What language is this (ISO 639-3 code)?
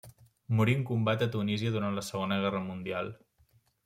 cat